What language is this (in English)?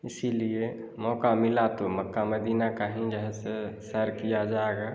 Hindi